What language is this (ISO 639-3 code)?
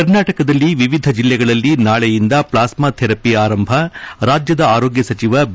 kan